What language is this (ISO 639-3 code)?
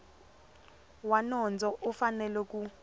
tso